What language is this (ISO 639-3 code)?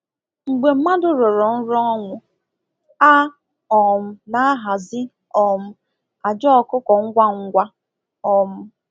ibo